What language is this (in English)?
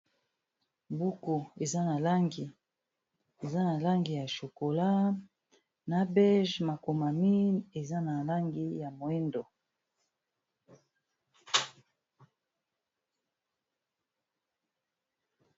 Lingala